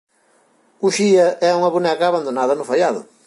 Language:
Galician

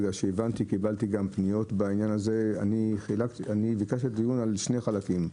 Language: Hebrew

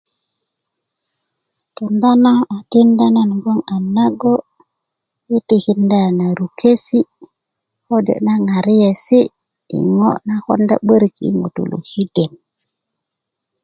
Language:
Kuku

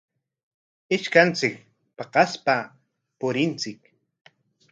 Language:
Corongo Ancash Quechua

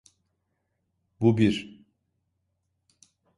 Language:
Turkish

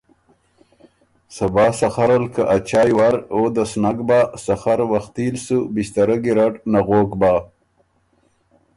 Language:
Ormuri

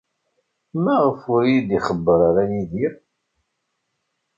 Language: Kabyle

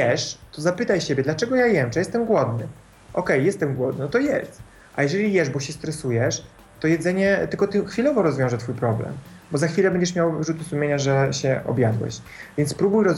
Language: Polish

